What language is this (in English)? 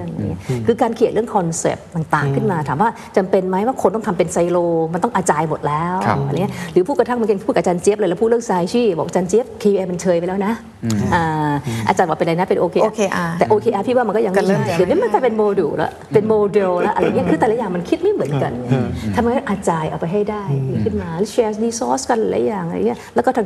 Thai